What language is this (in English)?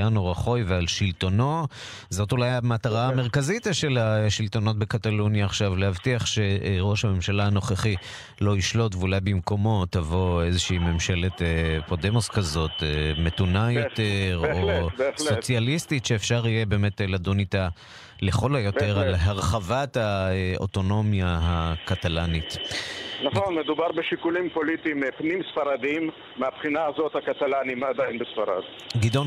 Hebrew